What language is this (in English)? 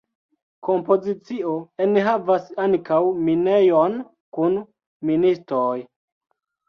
Esperanto